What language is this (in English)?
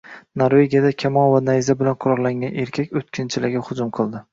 Uzbek